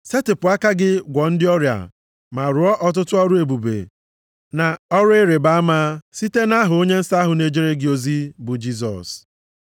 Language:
Igbo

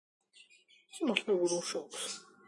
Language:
Georgian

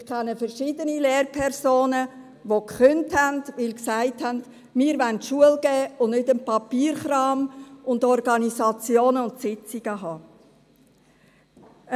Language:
Swiss German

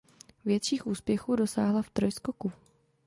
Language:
Czech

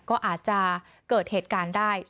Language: Thai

